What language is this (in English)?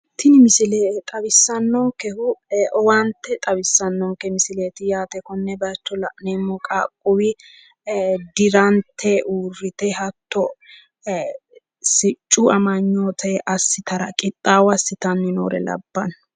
Sidamo